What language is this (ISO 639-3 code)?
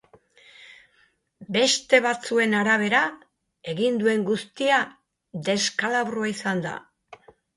eus